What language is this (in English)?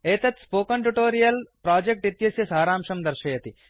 Sanskrit